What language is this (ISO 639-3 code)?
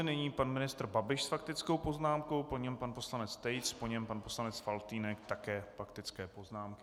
ces